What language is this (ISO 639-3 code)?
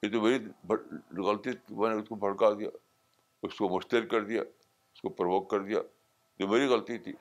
urd